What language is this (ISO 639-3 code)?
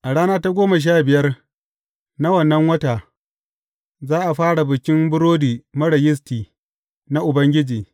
hau